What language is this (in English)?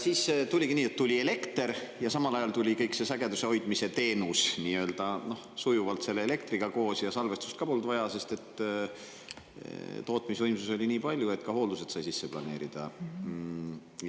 Estonian